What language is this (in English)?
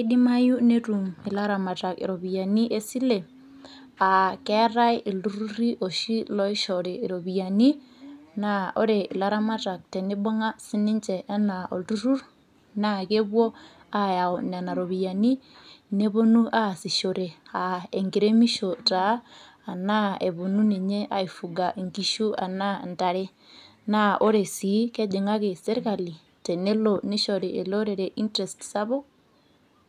Masai